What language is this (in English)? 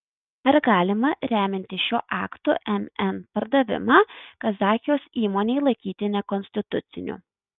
Lithuanian